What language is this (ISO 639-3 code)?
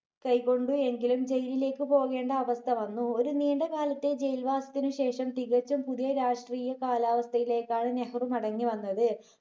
mal